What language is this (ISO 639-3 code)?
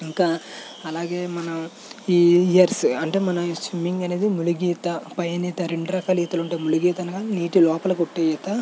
tel